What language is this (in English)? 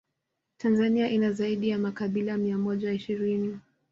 Swahili